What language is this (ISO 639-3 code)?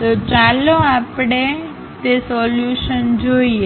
guj